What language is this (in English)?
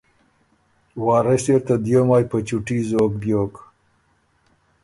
Ormuri